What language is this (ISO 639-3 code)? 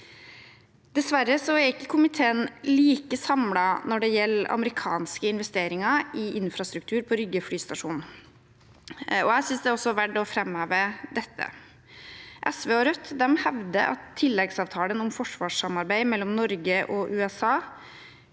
nor